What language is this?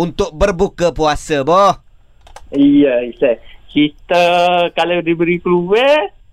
Malay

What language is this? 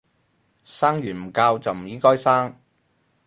Cantonese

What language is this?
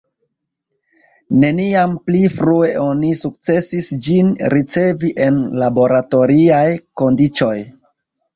Esperanto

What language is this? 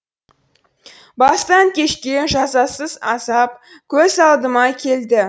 Kazakh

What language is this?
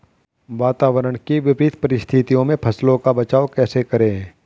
Hindi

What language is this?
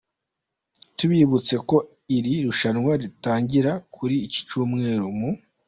Kinyarwanda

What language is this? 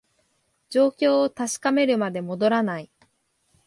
Japanese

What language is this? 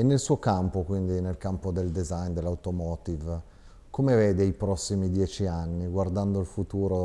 Italian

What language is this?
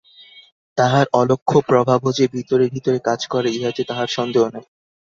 Bangla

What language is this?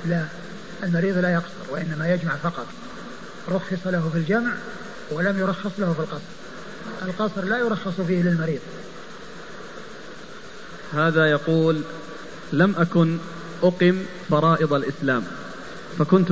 Arabic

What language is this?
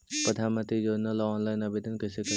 Magahi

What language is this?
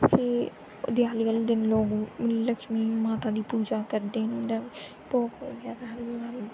Dogri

